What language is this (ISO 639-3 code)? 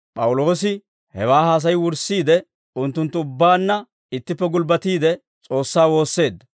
dwr